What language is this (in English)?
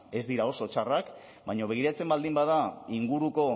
Basque